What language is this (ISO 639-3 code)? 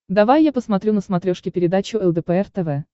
rus